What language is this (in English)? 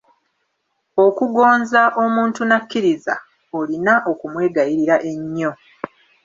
Ganda